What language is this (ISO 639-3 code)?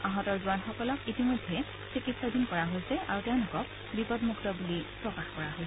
asm